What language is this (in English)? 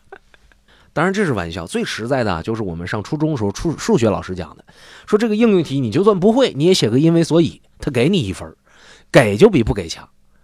Chinese